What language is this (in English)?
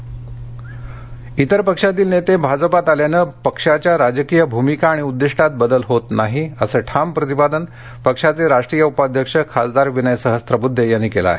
Marathi